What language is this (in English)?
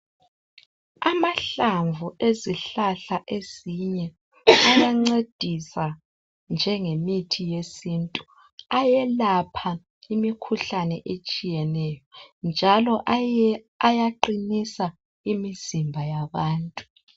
North Ndebele